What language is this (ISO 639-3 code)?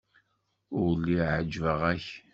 kab